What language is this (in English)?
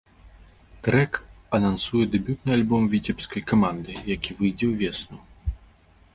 Belarusian